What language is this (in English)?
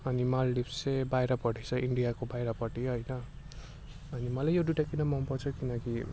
Nepali